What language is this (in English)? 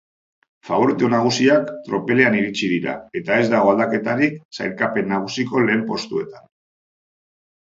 Basque